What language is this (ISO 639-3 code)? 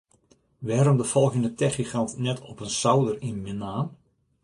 fry